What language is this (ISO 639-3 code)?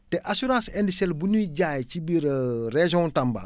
wol